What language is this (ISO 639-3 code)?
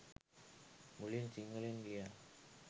sin